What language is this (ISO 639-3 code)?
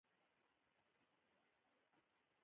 pus